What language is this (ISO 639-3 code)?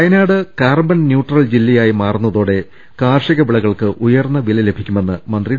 mal